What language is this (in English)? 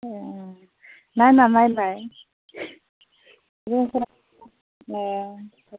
Bodo